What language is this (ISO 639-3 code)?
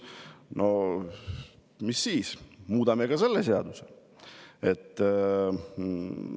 est